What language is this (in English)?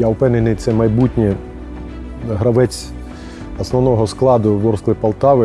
Ukrainian